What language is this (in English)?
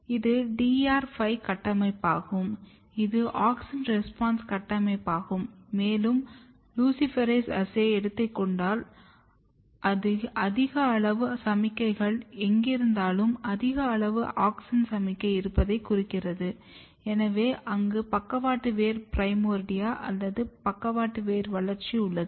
Tamil